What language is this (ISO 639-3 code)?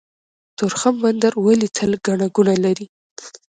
pus